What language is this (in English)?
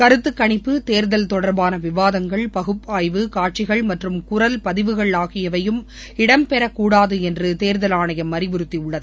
Tamil